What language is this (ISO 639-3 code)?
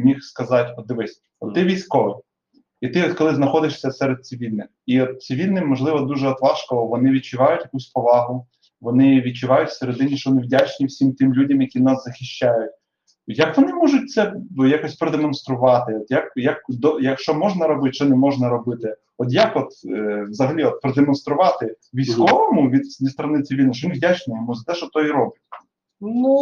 ukr